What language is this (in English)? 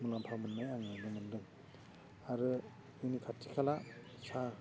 Bodo